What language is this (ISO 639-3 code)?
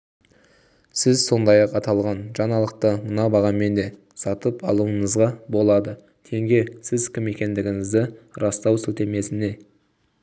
kaz